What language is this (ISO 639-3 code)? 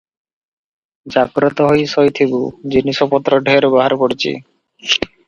ori